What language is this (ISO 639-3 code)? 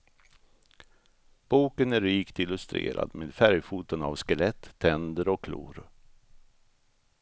swe